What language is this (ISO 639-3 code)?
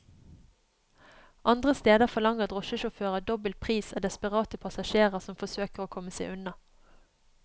nor